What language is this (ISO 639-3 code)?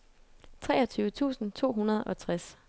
dan